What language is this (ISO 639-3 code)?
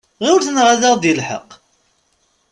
kab